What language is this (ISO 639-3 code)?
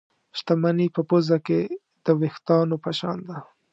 pus